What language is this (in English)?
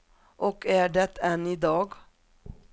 Swedish